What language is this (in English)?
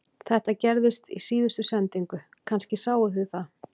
Icelandic